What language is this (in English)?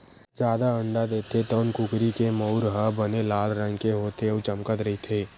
Chhattisgarhi